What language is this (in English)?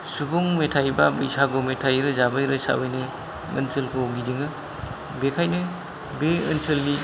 Bodo